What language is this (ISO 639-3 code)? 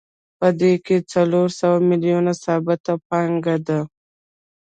pus